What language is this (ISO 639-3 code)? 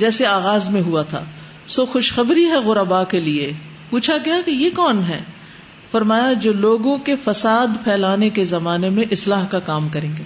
urd